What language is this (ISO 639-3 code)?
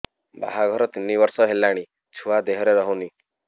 ori